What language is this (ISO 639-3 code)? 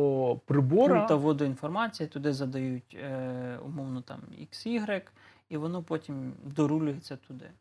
ukr